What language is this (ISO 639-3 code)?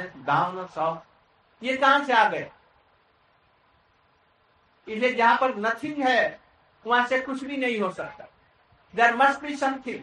hin